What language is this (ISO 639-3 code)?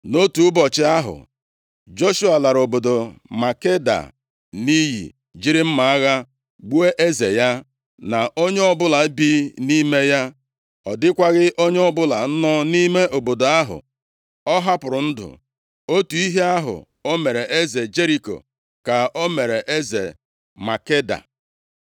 ibo